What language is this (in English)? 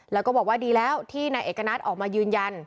Thai